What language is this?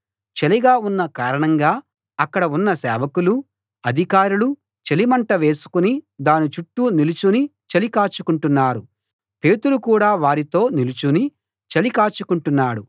Telugu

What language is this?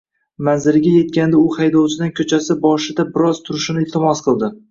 Uzbek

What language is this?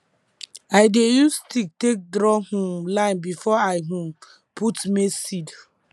Nigerian Pidgin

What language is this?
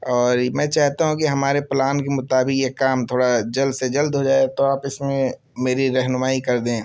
Urdu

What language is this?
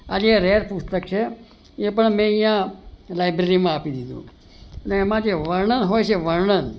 Gujarati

